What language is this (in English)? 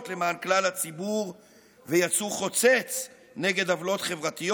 Hebrew